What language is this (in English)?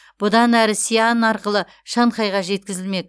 Kazakh